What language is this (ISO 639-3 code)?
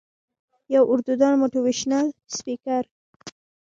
pus